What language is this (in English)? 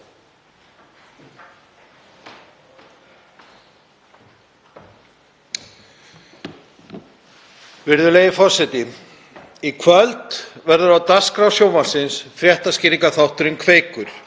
Icelandic